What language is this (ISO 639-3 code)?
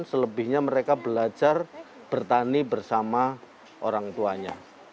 ind